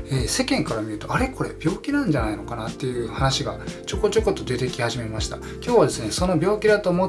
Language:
Japanese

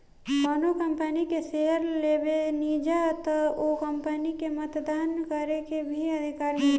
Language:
Bhojpuri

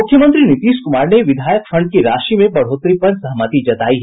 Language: Hindi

